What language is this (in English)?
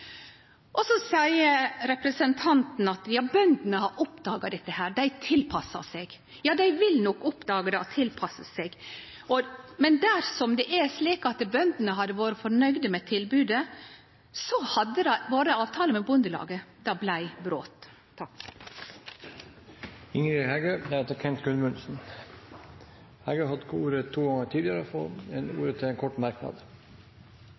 Norwegian